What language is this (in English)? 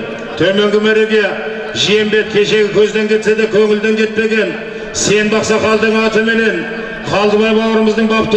Turkish